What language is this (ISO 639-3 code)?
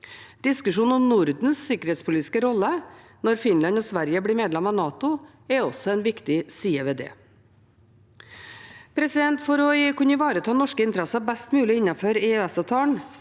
nor